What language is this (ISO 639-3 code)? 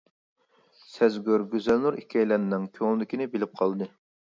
uig